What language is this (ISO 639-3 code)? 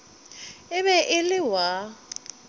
nso